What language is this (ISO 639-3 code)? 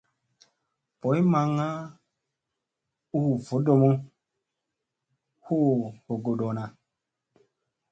mse